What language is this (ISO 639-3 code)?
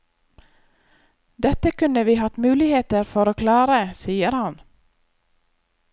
nor